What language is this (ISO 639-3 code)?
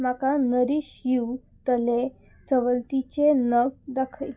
kok